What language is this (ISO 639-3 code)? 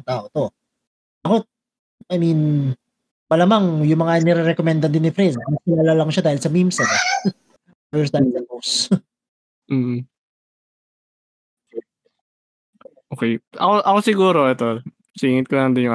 fil